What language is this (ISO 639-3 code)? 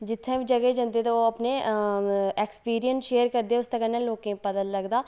doi